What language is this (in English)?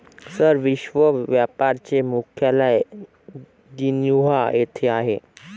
Marathi